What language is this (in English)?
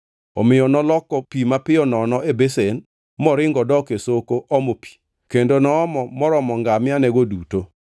Luo (Kenya and Tanzania)